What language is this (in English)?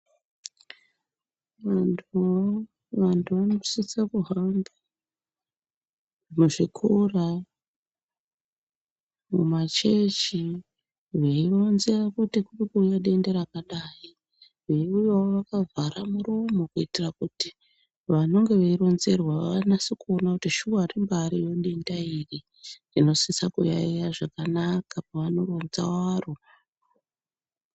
Ndau